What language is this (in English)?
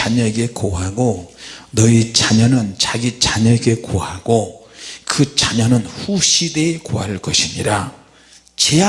Korean